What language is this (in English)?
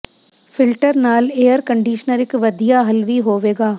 Punjabi